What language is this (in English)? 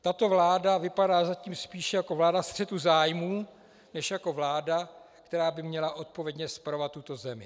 Czech